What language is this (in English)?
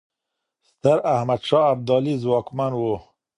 Pashto